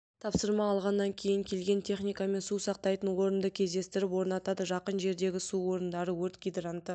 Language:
Kazakh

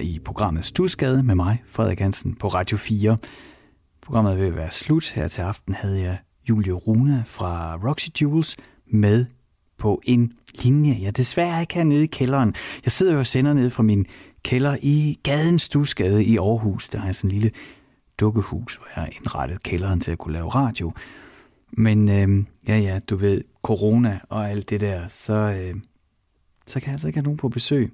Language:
Danish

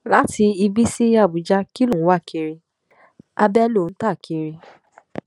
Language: Yoruba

